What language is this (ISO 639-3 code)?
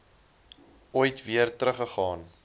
afr